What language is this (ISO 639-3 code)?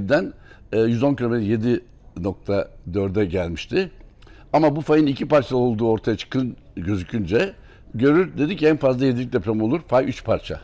tur